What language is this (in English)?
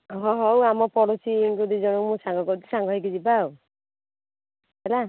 Odia